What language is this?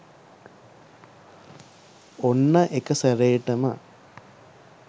Sinhala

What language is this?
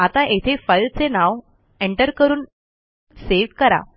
Marathi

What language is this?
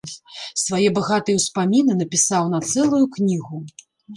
Belarusian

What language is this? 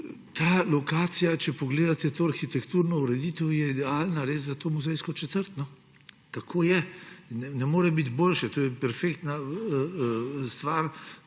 Slovenian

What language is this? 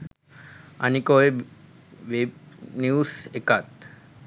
Sinhala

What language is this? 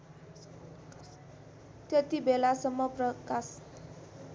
Nepali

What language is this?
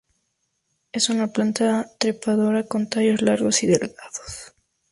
Spanish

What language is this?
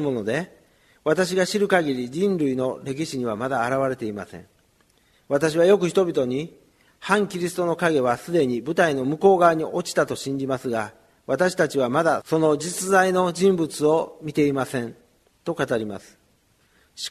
Japanese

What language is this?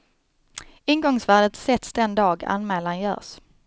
Swedish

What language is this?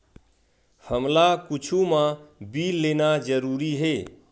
Chhattisgarhi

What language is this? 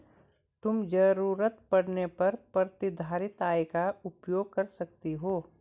Hindi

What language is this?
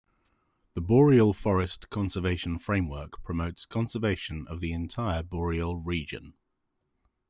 English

